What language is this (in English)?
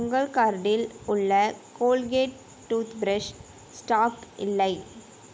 Tamil